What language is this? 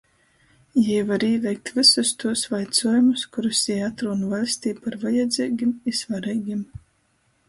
Latgalian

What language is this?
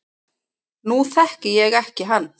Icelandic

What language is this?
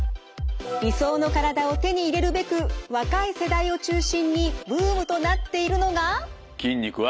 Japanese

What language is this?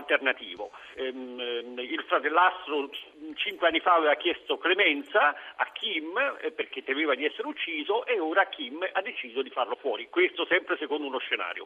Italian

